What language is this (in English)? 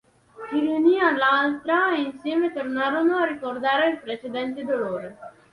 Italian